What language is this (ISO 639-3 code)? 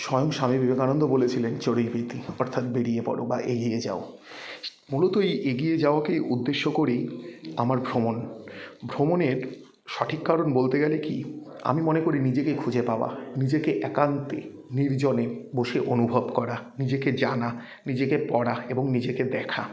ben